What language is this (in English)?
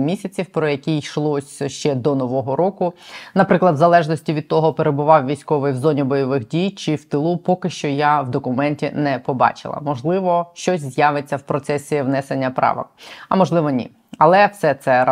Ukrainian